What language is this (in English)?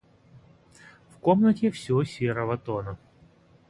Russian